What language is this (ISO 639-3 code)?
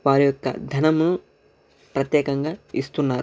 tel